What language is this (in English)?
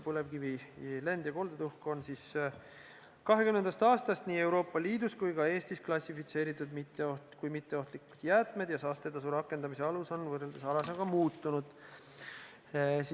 Estonian